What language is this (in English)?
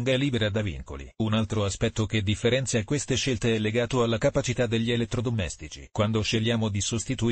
Italian